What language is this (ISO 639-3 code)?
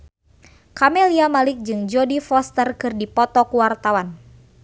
sun